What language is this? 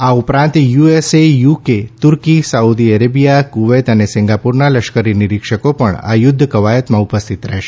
Gujarati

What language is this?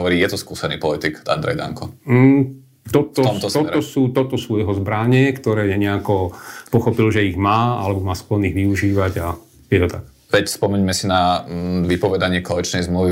Slovak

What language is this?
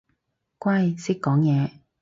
Cantonese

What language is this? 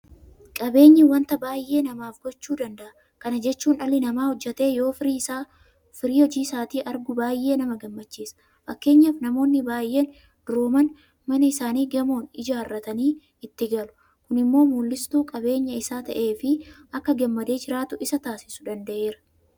Oromo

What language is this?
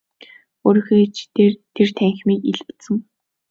Mongolian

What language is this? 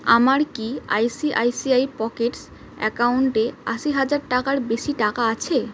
Bangla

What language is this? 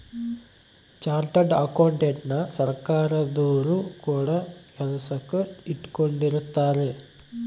Kannada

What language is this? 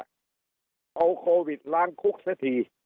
Thai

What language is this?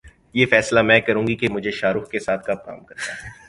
Urdu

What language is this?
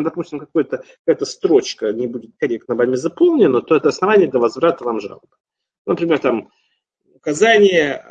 Russian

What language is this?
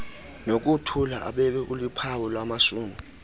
Xhosa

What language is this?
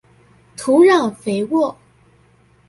Chinese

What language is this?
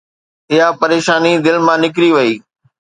Sindhi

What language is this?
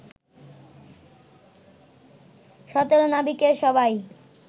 Bangla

